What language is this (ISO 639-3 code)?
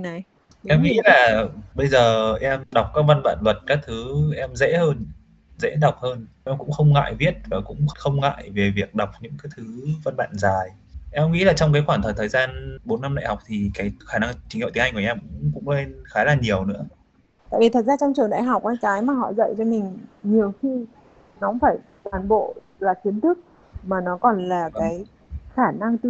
vie